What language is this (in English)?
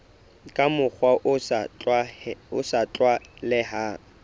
Southern Sotho